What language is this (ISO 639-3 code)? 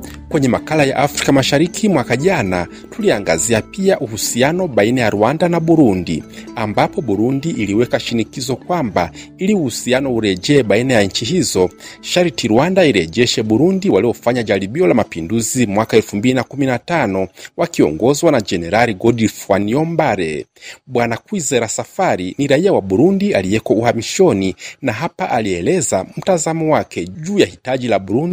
swa